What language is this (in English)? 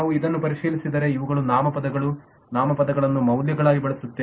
Kannada